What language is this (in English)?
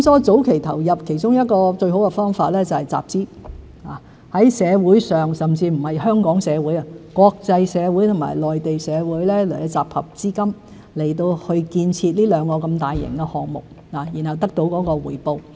Cantonese